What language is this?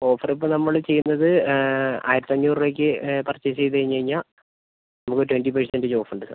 Malayalam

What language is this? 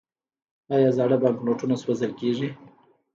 Pashto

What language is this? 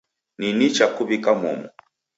Taita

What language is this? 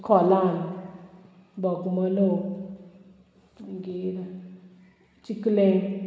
Konkani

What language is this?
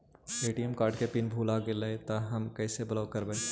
Magahi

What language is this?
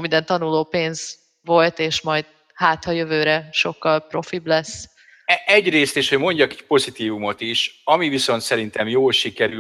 Hungarian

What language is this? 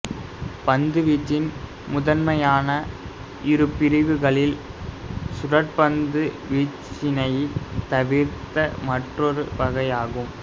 Tamil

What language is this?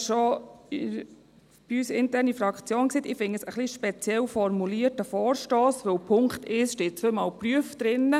Swiss German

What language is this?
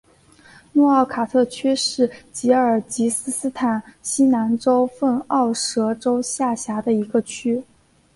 Chinese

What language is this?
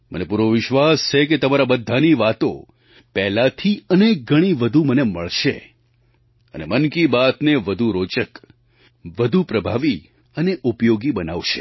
Gujarati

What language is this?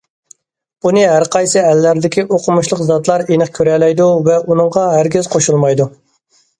Uyghur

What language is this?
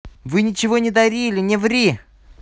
Russian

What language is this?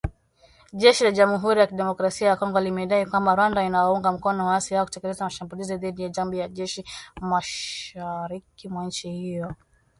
Swahili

